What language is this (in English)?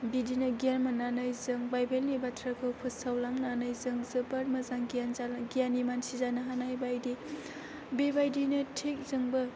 Bodo